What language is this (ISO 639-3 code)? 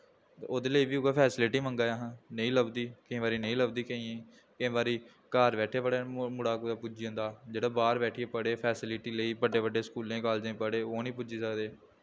doi